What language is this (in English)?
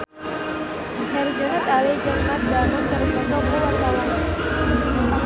Sundanese